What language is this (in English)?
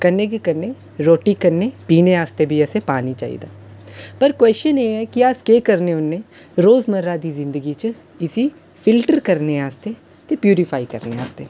Dogri